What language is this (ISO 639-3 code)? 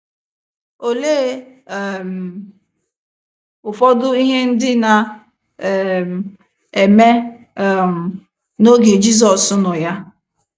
ibo